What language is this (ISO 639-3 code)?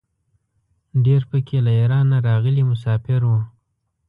pus